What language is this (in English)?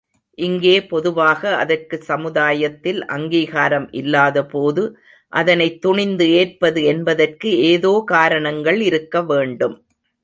Tamil